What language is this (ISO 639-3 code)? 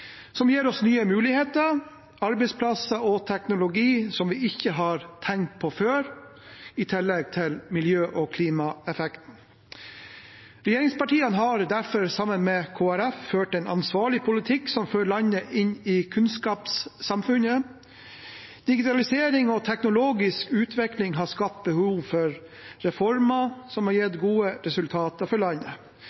nob